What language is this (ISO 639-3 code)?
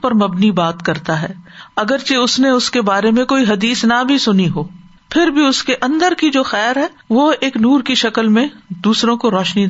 urd